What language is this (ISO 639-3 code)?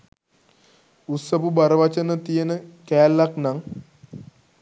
sin